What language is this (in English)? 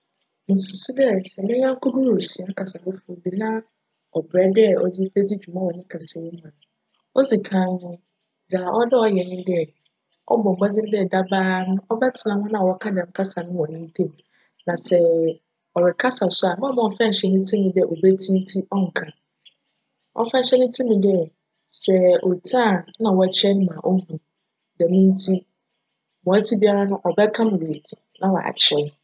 Akan